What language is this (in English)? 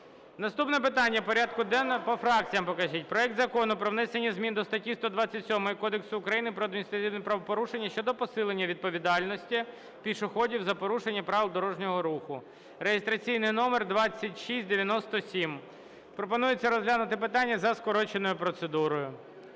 Ukrainian